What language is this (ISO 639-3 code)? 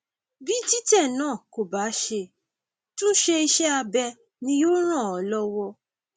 yor